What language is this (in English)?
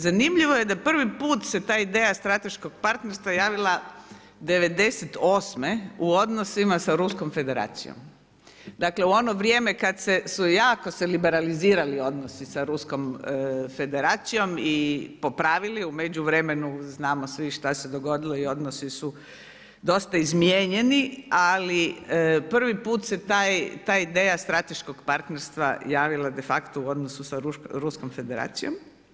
Croatian